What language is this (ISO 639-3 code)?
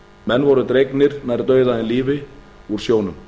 isl